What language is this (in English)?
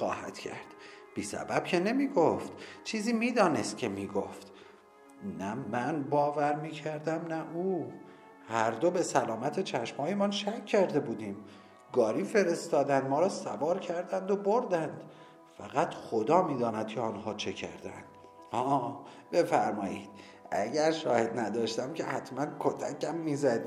Persian